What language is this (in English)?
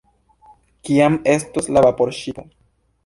Esperanto